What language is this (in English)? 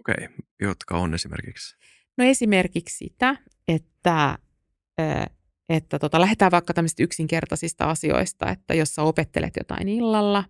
Finnish